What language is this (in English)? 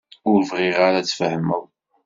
Kabyle